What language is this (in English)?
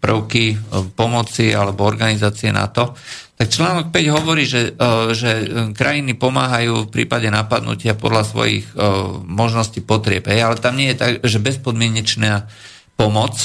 Slovak